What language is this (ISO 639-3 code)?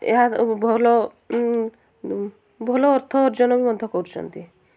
ori